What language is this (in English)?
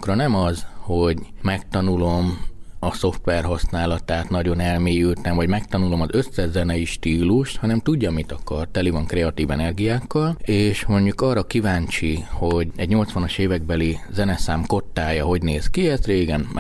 Hungarian